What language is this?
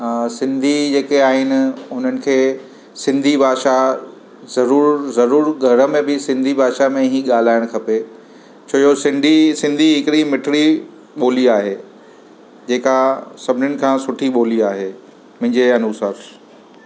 Sindhi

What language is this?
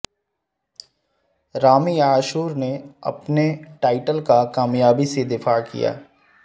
Urdu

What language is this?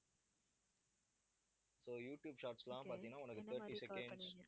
Tamil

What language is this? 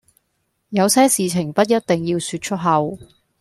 Cantonese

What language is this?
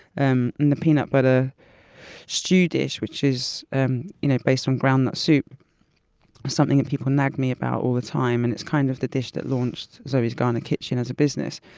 English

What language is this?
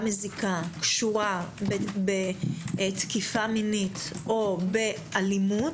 Hebrew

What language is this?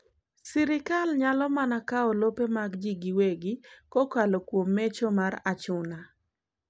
Luo (Kenya and Tanzania)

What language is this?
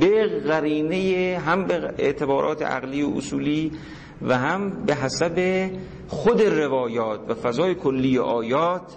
Persian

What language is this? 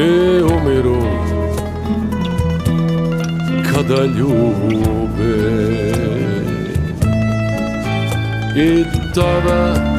Croatian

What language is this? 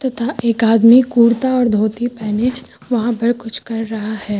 Hindi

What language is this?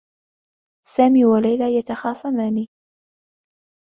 Arabic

